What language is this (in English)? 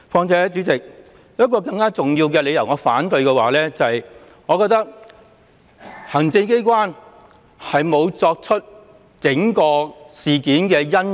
Cantonese